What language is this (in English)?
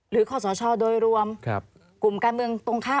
Thai